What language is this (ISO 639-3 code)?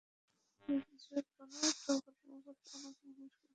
ben